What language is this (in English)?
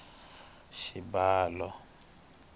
Tsonga